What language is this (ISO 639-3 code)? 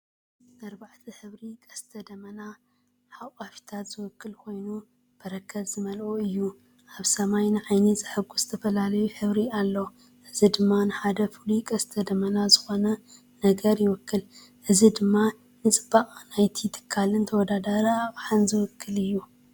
tir